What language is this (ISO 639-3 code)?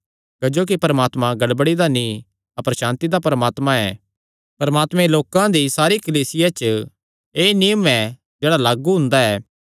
xnr